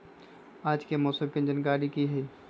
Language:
Magahi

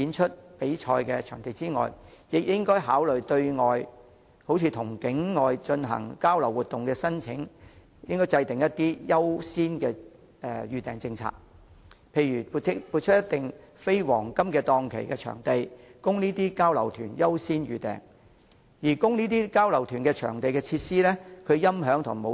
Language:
Cantonese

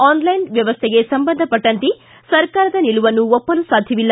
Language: Kannada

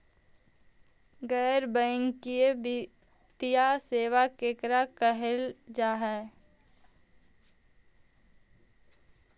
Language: Magahi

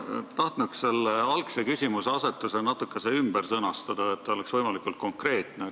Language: Estonian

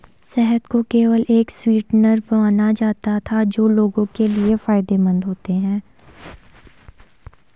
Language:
Hindi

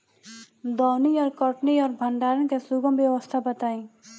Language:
Bhojpuri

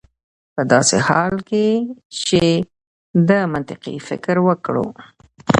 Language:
Pashto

